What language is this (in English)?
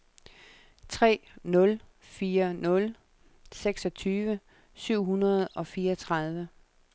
Danish